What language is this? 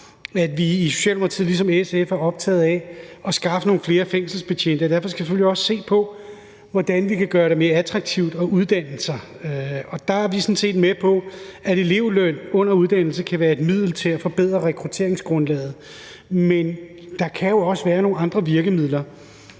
Danish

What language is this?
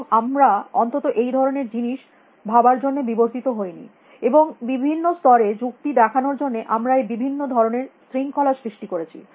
Bangla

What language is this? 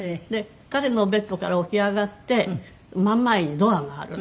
Japanese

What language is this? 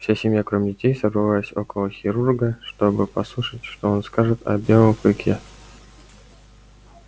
Russian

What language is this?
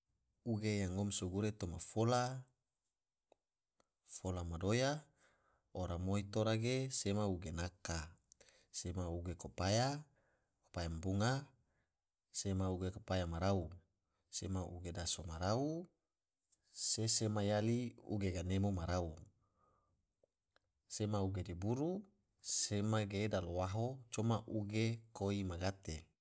Tidore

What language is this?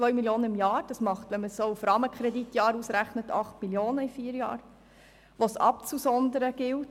Swiss German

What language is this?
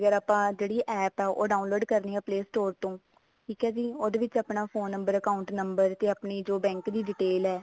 Punjabi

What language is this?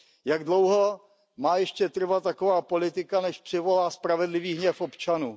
Czech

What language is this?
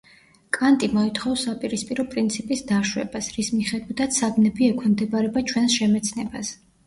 Georgian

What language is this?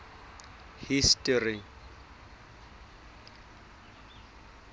Southern Sotho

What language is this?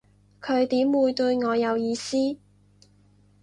Cantonese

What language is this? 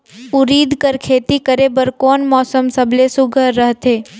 Chhattisgarhi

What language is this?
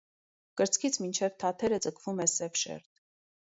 Armenian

